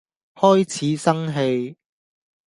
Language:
Cantonese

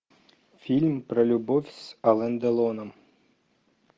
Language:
Russian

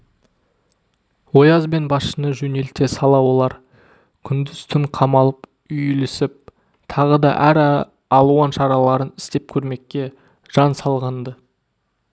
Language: Kazakh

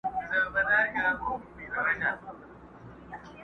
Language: Pashto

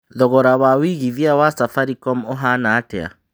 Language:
Kikuyu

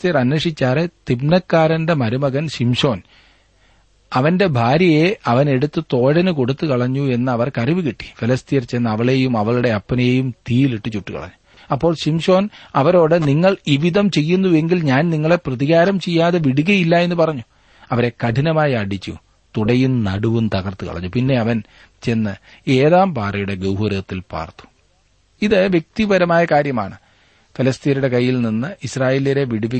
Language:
Malayalam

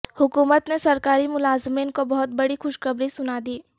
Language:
Urdu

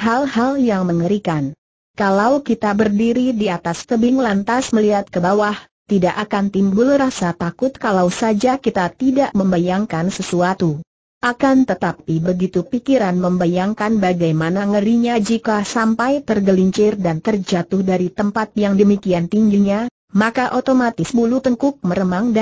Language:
Indonesian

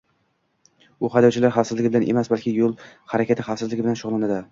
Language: Uzbek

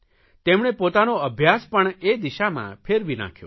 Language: Gujarati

